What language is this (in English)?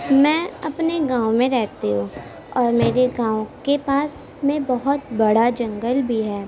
Urdu